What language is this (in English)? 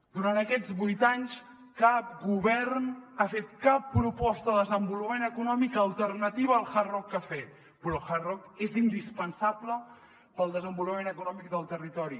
Catalan